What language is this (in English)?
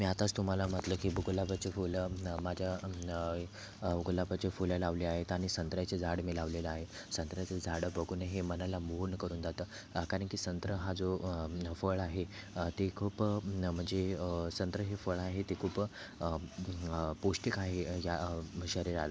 Marathi